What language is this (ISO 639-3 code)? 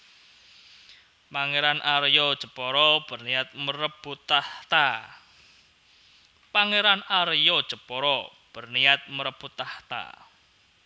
jav